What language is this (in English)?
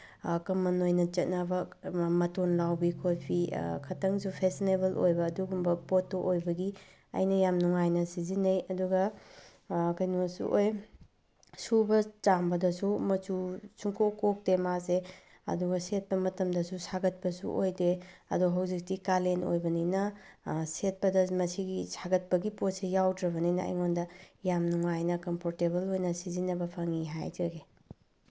Manipuri